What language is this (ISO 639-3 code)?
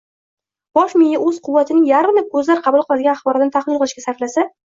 uzb